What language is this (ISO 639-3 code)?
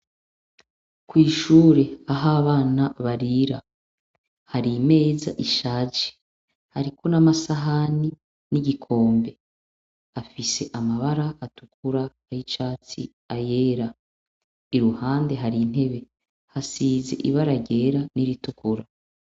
run